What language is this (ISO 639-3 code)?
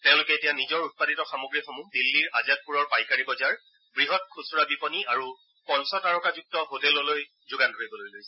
asm